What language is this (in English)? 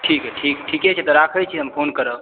Maithili